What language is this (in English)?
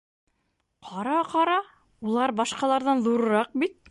Bashkir